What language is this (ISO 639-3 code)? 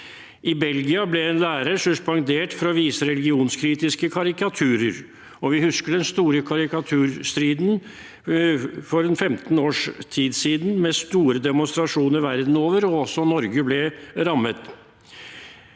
nor